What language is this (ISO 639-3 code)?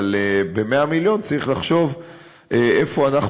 heb